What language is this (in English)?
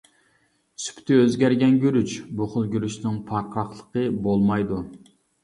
Uyghur